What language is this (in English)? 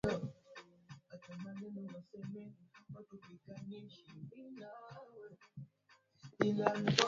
Swahili